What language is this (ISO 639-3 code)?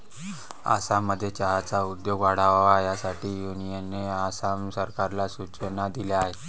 mar